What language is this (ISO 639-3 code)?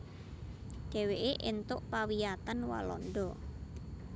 jav